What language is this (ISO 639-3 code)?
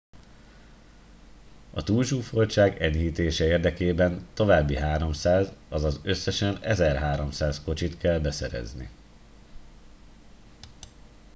hun